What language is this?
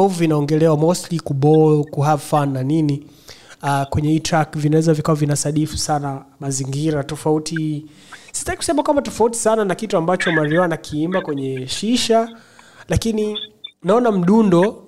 Swahili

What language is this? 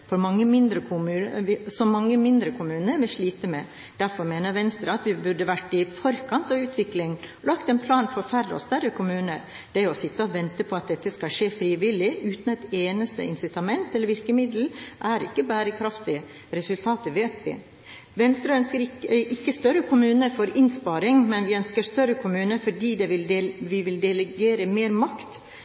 Norwegian Bokmål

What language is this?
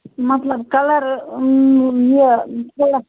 Kashmiri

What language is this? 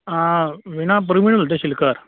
Konkani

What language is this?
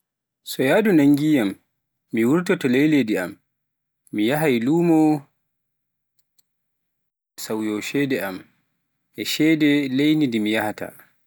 Pular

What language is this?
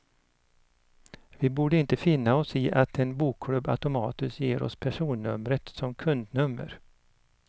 Swedish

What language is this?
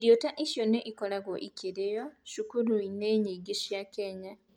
Kikuyu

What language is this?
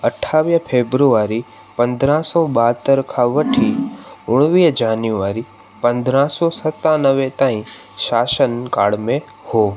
Sindhi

